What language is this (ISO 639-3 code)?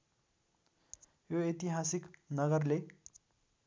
nep